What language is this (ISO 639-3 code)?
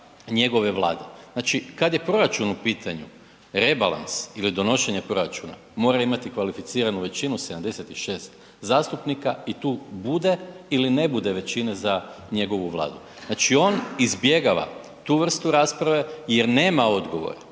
hrv